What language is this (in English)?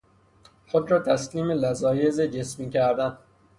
Persian